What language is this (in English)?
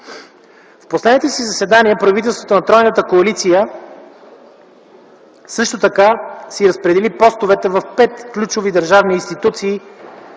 Bulgarian